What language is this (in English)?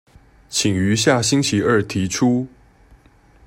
Chinese